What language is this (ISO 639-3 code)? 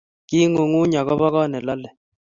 kln